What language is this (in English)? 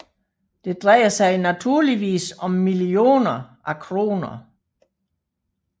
Danish